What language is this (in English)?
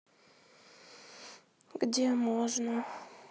Russian